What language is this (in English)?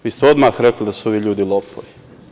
Serbian